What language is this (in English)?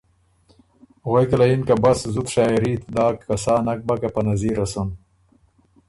Ormuri